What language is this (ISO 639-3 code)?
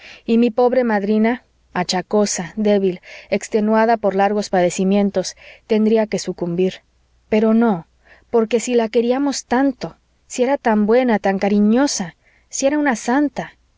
spa